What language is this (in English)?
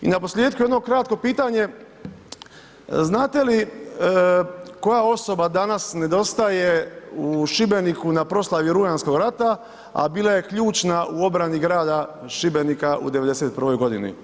Croatian